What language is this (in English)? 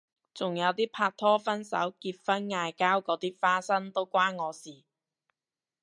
Cantonese